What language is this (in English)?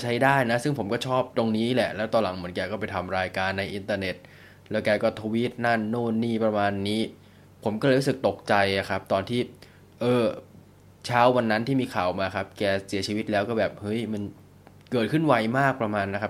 Thai